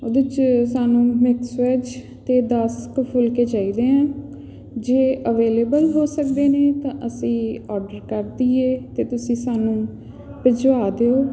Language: Punjabi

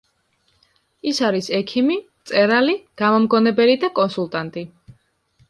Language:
Georgian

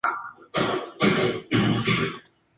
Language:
Spanish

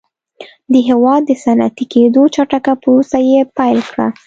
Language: Pashto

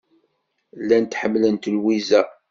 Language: Kabyle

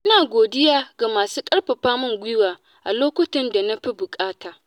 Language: Hausa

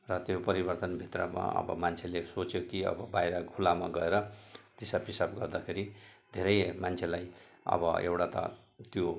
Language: Nepali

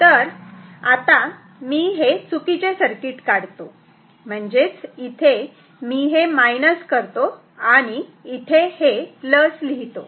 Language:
Marathi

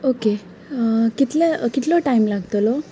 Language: Konkani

